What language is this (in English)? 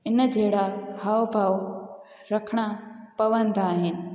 Sindhi